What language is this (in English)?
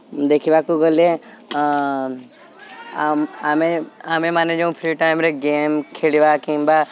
Odia